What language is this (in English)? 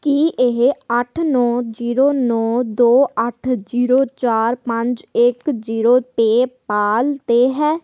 Punjabi